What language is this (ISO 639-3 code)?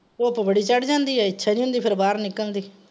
pan